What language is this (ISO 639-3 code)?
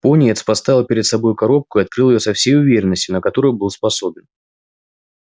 rus